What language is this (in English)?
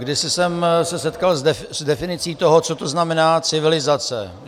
Czech